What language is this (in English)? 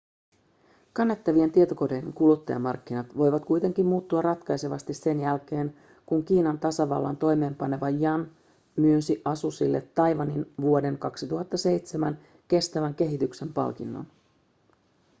Finnish